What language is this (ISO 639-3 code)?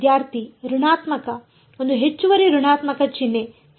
kan